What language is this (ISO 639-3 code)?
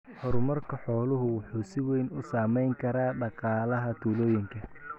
som